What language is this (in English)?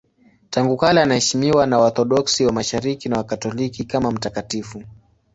Swahili